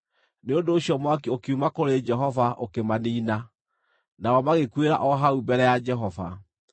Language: Kikuyu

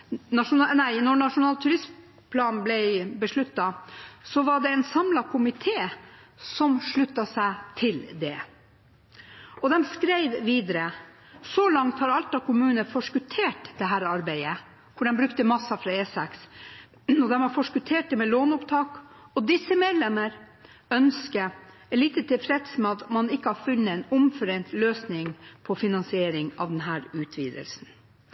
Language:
Norwegian Bokmål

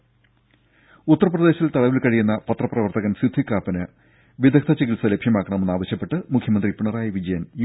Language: Malayalam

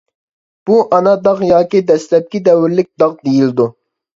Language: Uyghur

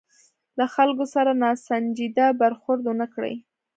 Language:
Pashto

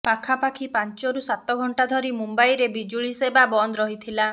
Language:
Odia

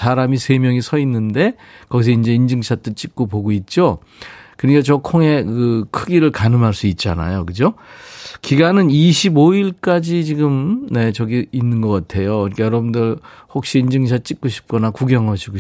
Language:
Korean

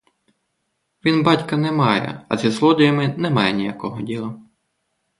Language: Ukrainian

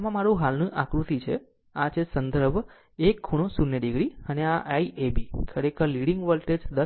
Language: Gujarati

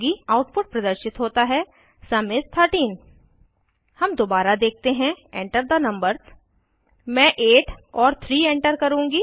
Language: Hindi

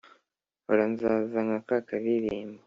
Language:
Kinyarwanda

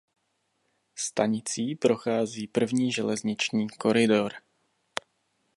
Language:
Czech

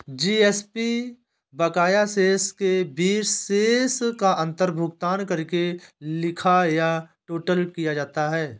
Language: Hindi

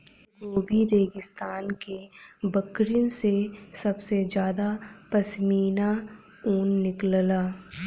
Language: Bhojpuri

